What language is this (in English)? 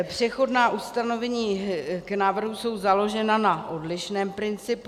Czech